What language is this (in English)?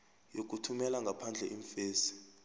South Ndebele